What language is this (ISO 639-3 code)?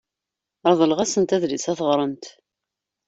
kab